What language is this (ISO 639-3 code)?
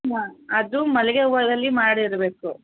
kan